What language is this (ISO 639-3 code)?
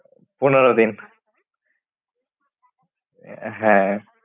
ben